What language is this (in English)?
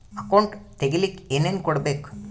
Kannada